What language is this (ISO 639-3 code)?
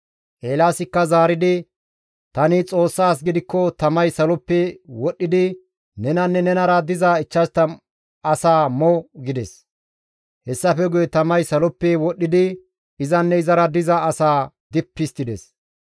gmv